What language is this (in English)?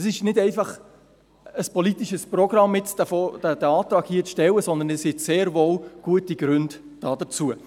Swiss German